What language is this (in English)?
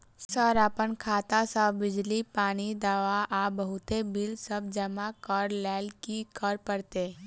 Maithili